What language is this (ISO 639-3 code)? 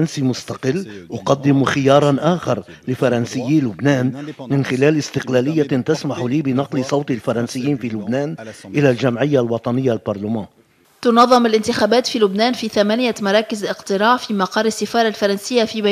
ara